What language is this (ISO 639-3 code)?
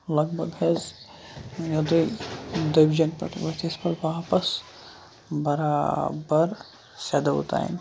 kas